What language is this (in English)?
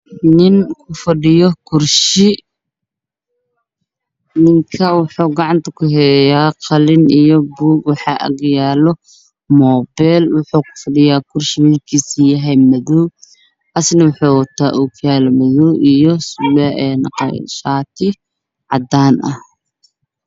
Somali